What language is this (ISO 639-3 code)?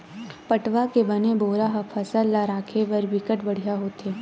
hne